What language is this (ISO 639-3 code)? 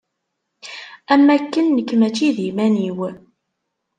kab